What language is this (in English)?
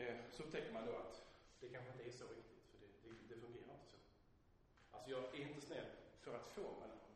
Swedish